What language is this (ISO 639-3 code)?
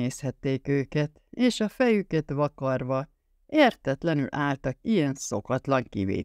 hun